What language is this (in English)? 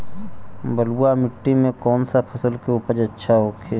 Bhojpuri